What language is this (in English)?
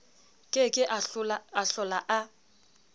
Southern Sotho